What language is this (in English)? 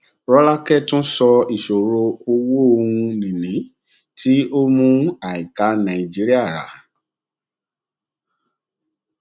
Yoruba